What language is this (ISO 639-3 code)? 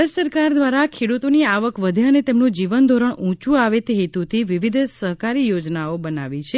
guj